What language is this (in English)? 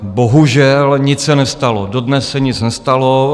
Czech